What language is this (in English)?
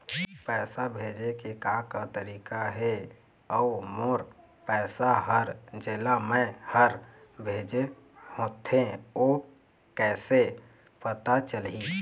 Chhattisgarhi